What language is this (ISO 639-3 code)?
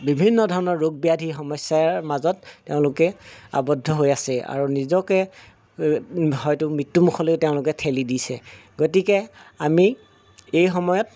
asm